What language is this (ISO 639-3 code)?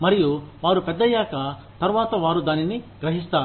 tel